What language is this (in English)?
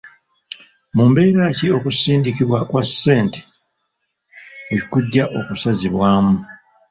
Ganda